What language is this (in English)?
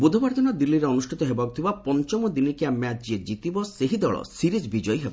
Odia